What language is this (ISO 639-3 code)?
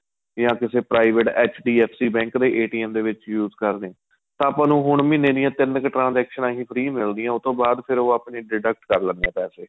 pan